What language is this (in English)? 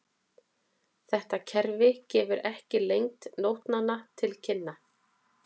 Icelandic